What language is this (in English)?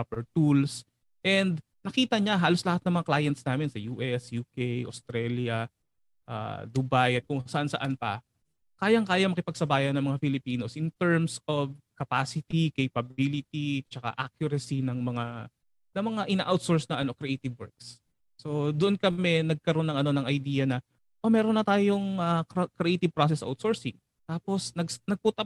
Filipino